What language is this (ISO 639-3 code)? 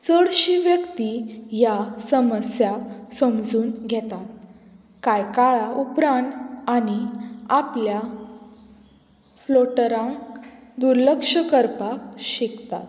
kok